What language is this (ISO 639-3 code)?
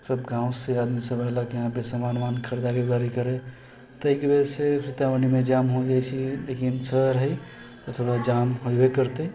mai